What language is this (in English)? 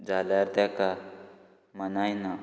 Konkani